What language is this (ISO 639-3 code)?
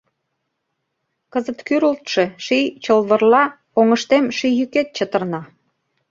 chm